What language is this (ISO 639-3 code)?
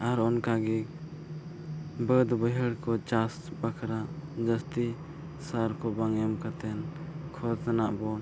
sat